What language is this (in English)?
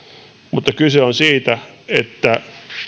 Finnish